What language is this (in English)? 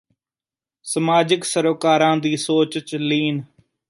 Punjabi